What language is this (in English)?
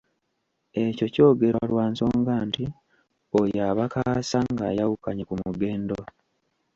Ganda